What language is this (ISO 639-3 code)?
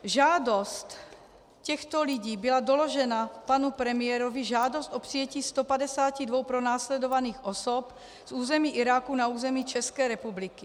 ces